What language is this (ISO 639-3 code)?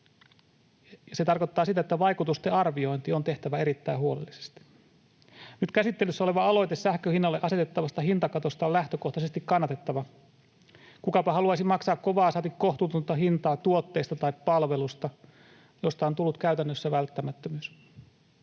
fin